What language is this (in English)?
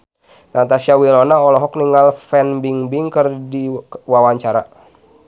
Sundanese